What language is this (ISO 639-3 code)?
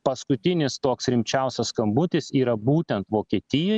lit